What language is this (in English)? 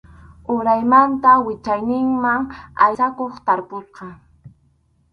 Arequipa-La Unión Quechua